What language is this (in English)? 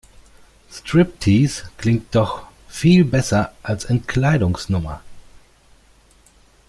German